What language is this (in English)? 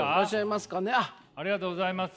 Japanese